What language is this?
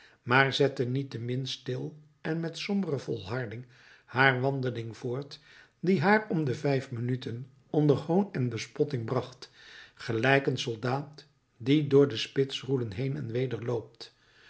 Dutch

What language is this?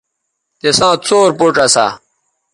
Bateri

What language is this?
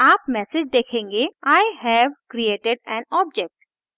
Hindi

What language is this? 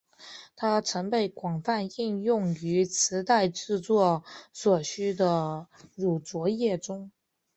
Chinese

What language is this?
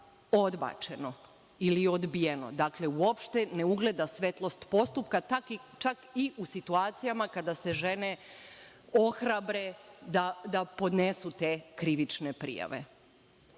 Serbian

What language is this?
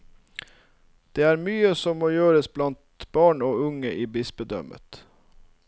Norwegian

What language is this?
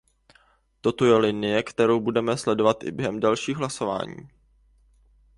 Czech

